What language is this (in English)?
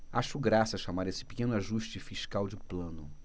Portuguese